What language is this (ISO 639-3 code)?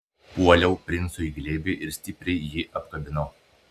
lit